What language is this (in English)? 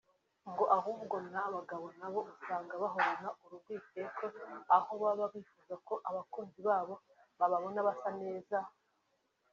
Kinyarwanda